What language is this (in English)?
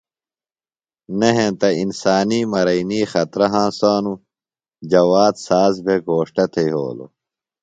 Phalura